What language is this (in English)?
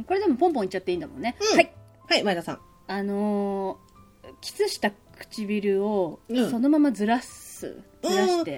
Japanese